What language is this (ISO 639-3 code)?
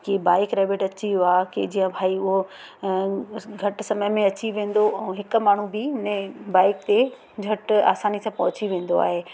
snd